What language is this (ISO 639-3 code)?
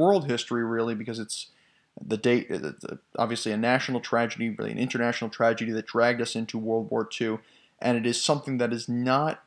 eng